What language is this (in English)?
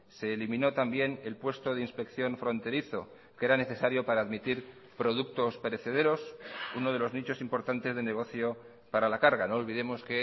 Spanish